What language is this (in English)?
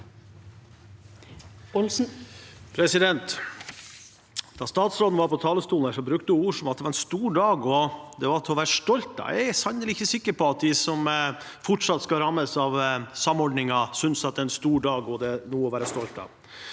Norwegian